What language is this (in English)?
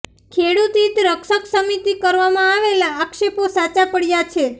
Gujarati